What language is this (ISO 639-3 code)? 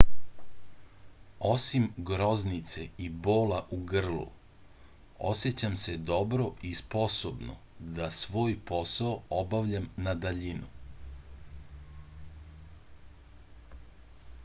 srp